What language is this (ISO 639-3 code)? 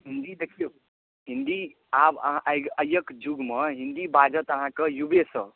mai